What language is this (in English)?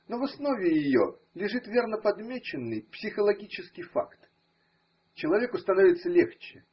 Russian